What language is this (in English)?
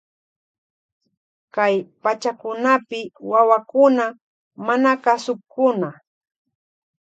Loja Highland Quichua